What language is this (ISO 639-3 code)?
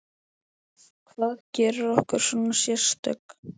isl